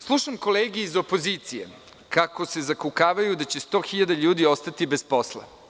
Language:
Serbian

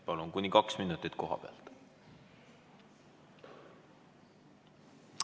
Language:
Estonian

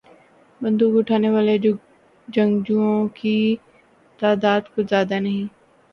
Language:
Urdu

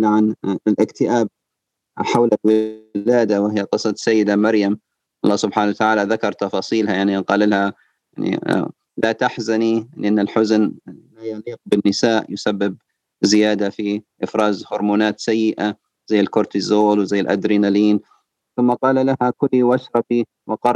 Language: Arabic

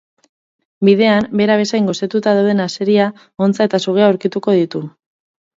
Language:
Basque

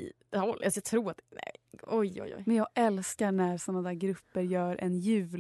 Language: Swedish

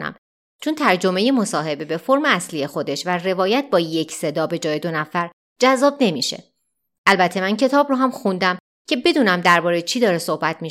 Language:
Persian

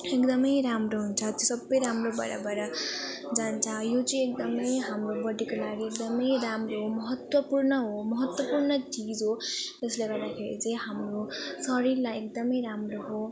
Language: Nepali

